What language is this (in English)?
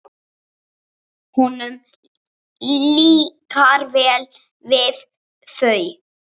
Icelandic